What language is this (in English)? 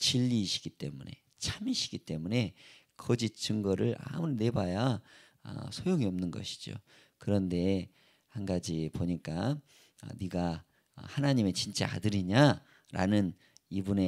Korean